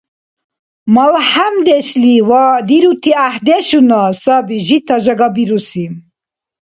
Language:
Dargwa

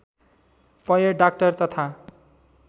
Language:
Nepali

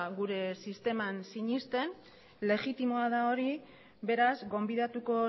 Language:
Basque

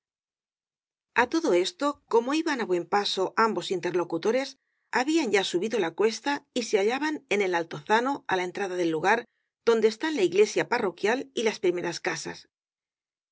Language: Spanish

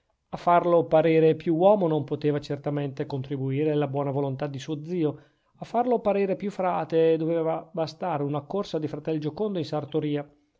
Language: Italian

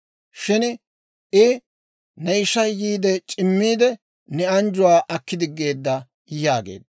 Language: Dawro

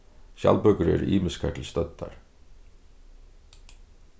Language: Faroese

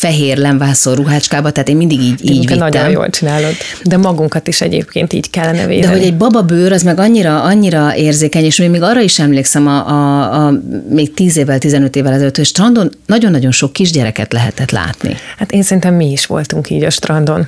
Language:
Hungarian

